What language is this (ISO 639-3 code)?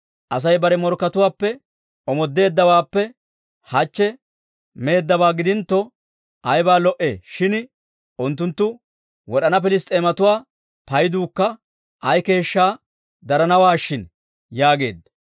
dwr